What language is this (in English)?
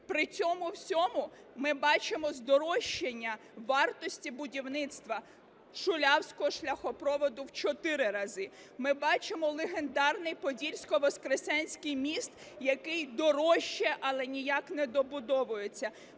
Ukrainian